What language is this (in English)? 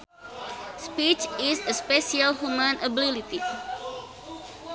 Sundanese